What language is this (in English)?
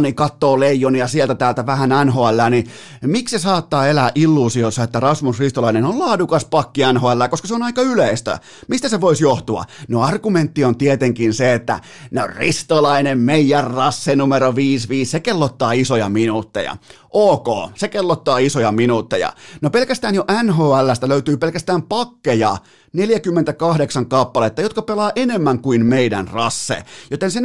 Finnish